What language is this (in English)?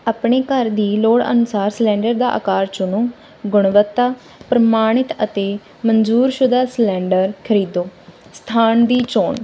Punjabi